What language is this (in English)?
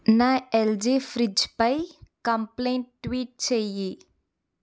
Telugu